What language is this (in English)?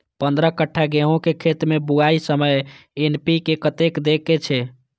Maithili